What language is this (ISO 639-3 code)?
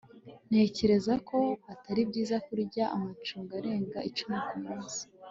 kin